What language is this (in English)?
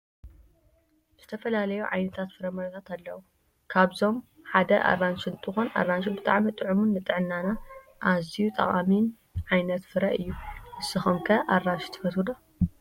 Tigrinya